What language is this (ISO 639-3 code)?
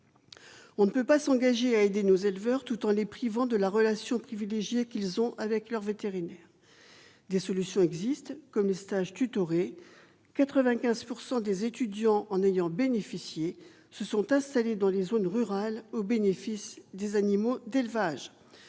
fra